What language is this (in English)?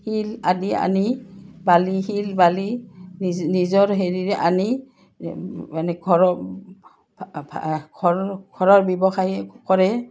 Assamese